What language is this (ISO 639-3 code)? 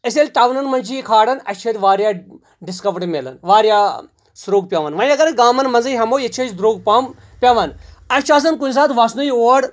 kas